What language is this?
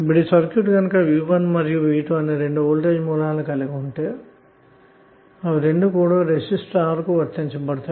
Telugu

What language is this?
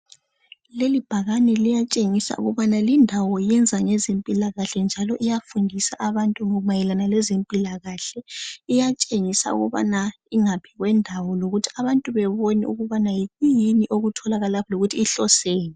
North Ndebele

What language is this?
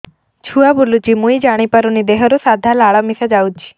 Odia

